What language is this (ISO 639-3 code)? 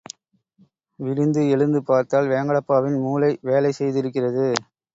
tam